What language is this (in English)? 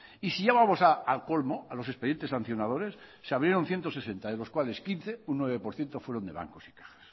Spanish